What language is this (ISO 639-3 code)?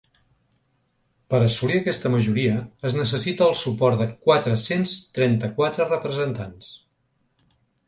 cat